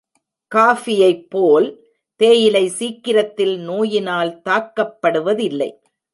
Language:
Tamil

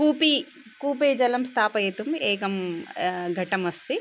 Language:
Sanskrit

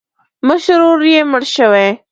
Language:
Pashto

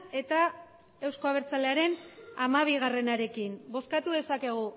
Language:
Basque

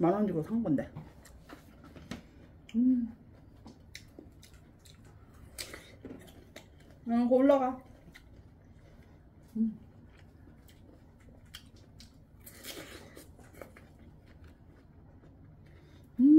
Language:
Korean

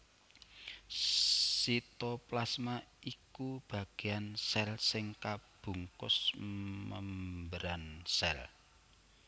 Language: Javanese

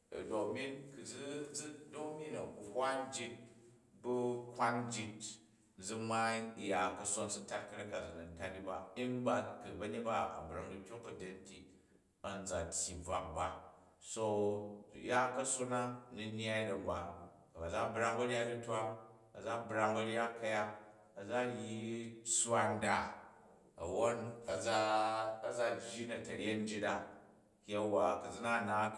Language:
Jju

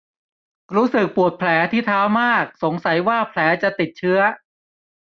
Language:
Thai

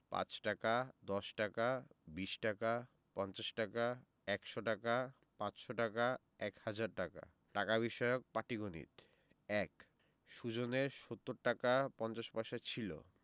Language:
Bangla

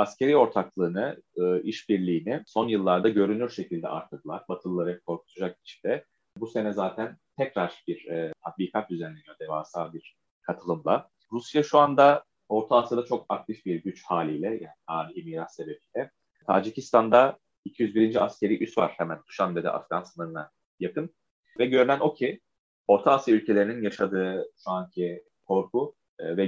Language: Turkish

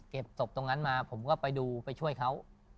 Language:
Thai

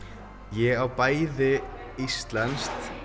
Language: Icelandic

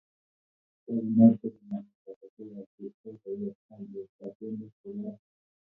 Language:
Kalenjin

